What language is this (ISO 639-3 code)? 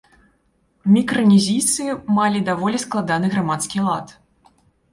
bel